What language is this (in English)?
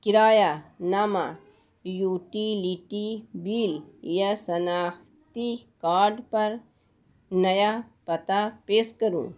Urdu